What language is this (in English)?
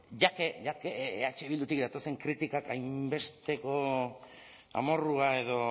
Basque